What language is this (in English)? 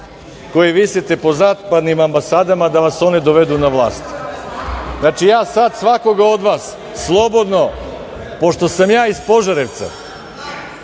Serbian